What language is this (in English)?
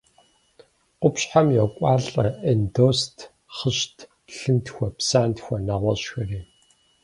Kabardian